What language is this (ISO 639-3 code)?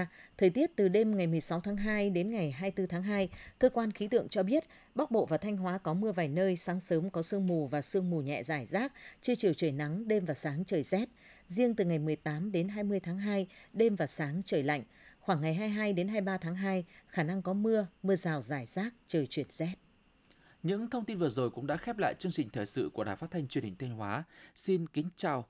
vie